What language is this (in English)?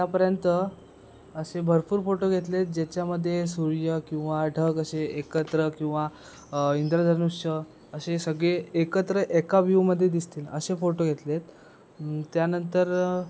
Marathi